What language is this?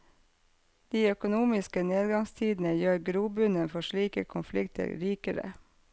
Norwegian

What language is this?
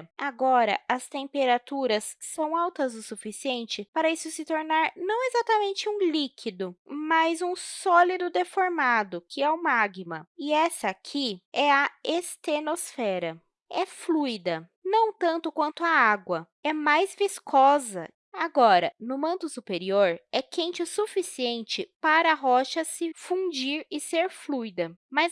Portuguese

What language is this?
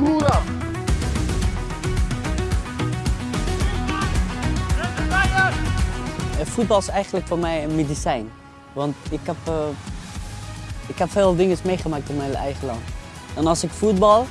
Dutch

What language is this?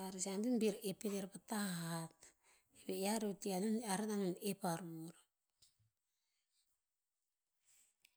Tinputz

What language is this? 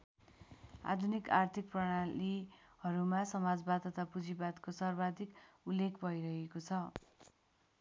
Nepali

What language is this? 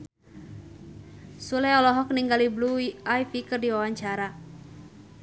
Sundanese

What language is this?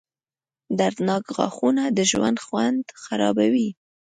Pashto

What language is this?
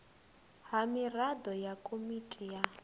Venda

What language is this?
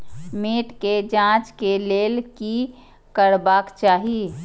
Maithili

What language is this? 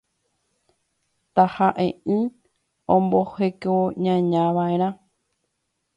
Guarani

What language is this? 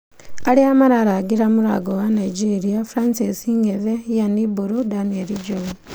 Kikuyu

